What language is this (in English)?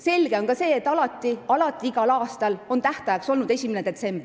Estonian